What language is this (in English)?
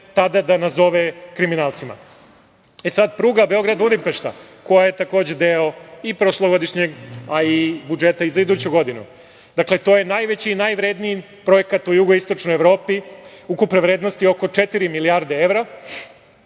Serbian